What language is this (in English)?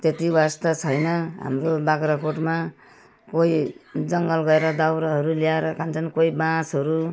Nepali